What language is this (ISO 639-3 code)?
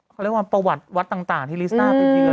tha